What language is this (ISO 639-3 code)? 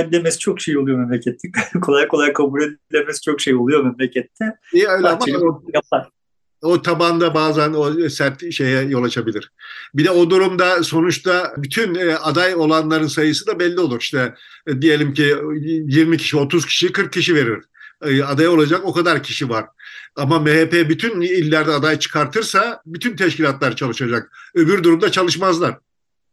tur